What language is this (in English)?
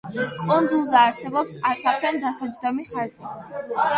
Georgian